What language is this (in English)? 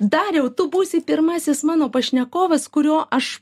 Lithuanian